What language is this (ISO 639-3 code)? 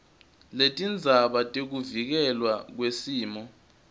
ssw